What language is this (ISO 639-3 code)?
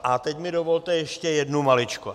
ces